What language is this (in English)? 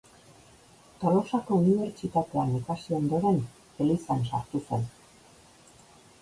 Basque